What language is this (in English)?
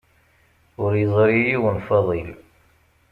Kabyle